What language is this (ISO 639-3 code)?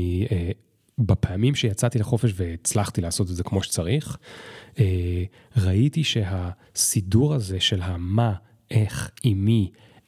heb